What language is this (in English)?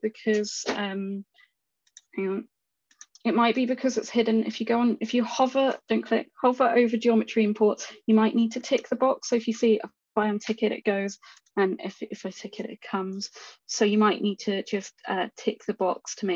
English